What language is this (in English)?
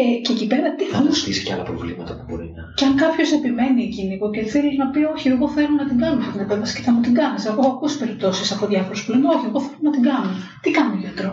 Greek